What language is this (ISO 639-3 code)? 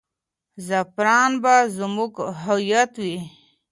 pus